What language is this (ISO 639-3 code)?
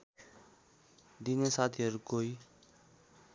nep